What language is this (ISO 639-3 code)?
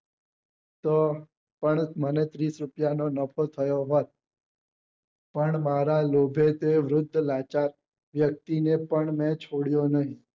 guj